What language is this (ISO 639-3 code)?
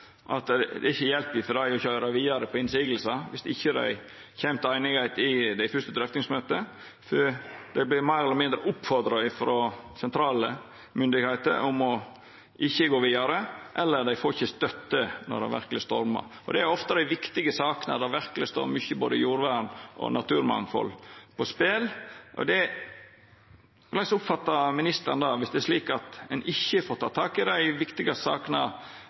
nno